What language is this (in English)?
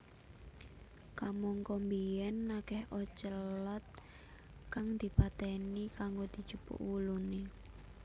Javanese